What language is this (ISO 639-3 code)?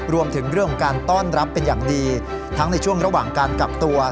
tha